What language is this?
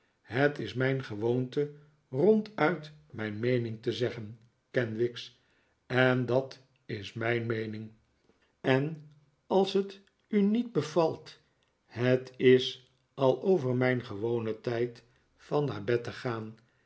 Dutch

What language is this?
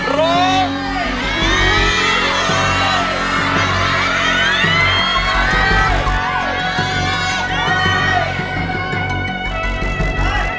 Thai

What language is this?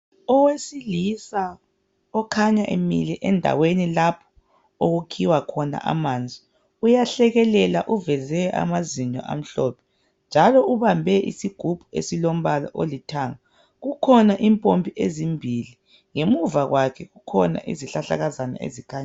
North Ndebele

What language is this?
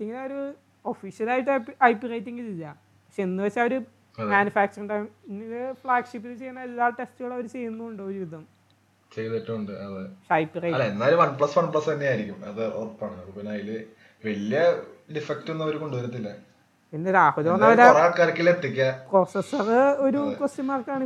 Malayalam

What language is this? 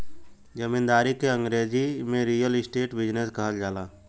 Bhojpuri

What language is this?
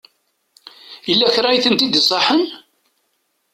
Kabyle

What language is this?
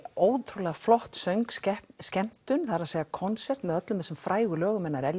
Icelandic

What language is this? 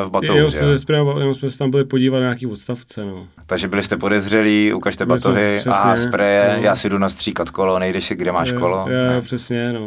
Czech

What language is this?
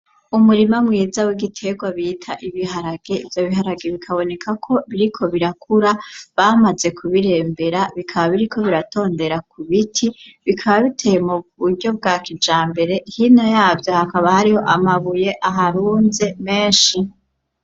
Rundi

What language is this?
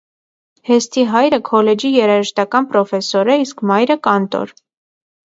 Armenian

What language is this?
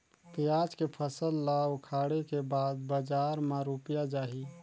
Chhattisgarhi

